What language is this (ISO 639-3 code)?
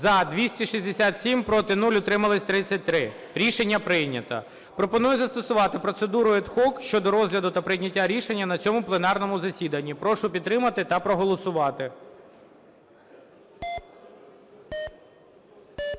ukr